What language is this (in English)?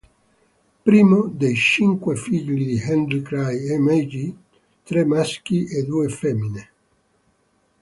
Italian